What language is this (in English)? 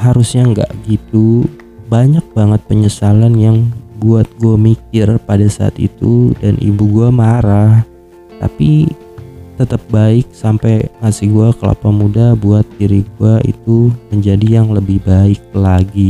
Indonesian